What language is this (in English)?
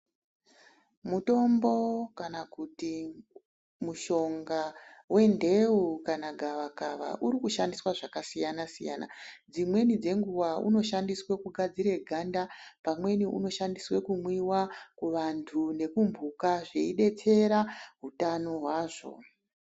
Ndau